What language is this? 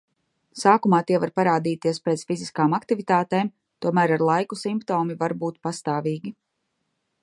Latvian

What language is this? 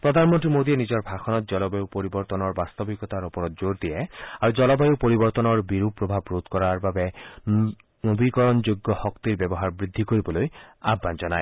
Assamese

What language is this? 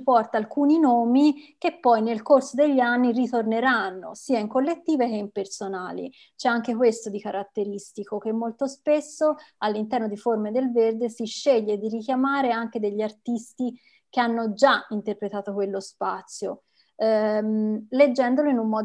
Italian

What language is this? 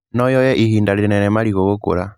Kikuyu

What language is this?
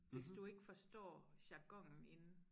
Danish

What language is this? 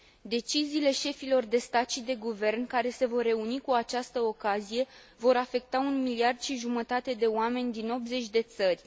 Romanian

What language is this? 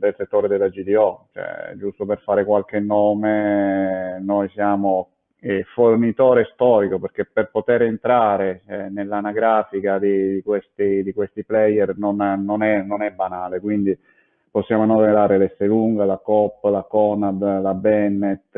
Italian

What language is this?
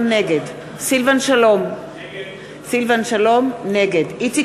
Hebrew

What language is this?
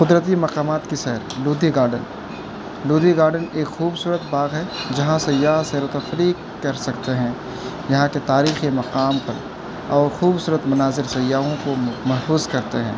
Urdu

